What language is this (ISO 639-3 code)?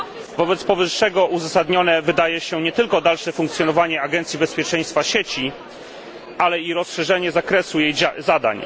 pol